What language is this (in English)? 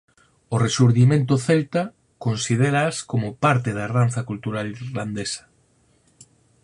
Galician